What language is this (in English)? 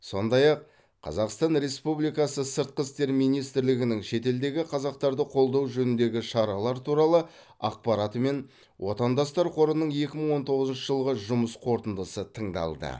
Kazakh